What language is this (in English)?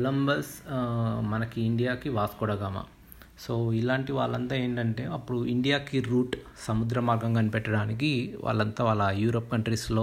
Telugu